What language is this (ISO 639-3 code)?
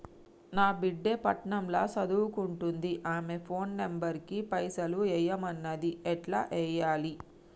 tel